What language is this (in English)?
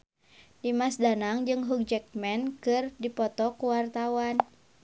Sundanese